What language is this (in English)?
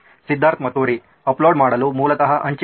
Kannada